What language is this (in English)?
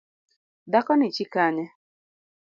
Luo (Kenya and Tanzania)